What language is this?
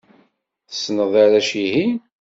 Kabyle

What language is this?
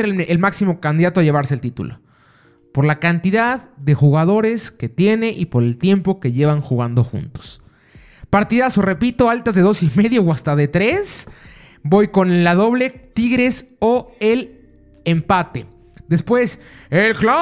Spanish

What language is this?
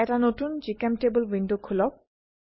Assamese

